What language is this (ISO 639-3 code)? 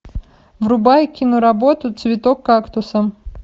rus